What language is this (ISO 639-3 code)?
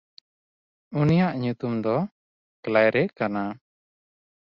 sat